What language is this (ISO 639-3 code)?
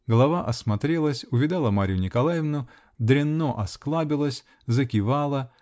rus